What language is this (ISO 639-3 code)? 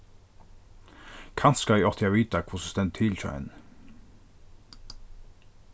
fao